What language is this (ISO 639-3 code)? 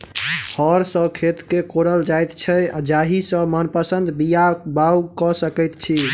mai